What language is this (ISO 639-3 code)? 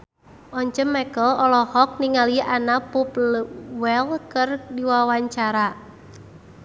sun